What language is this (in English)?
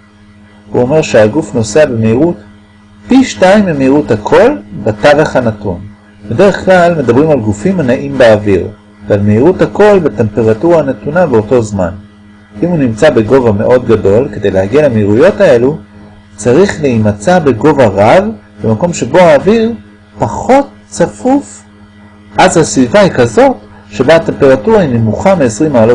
Hebrew